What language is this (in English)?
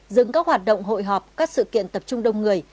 Vietnamese